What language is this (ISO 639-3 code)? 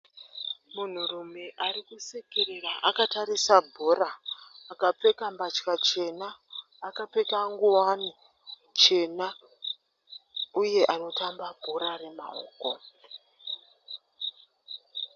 sna